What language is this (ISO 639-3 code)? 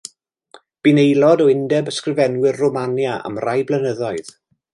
cym